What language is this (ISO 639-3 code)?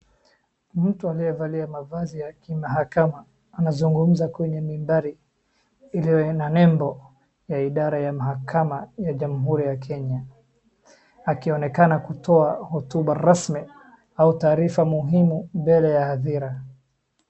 swa